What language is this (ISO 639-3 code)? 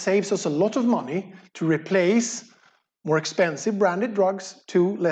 eng